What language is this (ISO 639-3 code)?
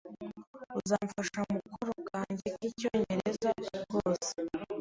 kin